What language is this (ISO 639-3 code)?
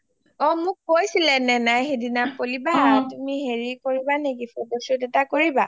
asm